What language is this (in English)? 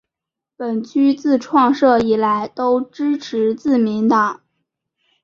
Chinese